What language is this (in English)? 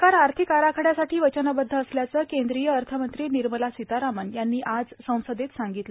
Marathi